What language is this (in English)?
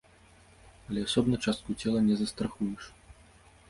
Belarusian